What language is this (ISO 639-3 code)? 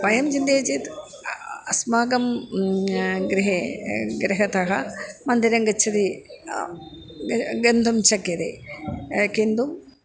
san